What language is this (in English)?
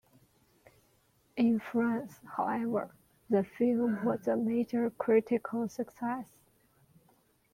English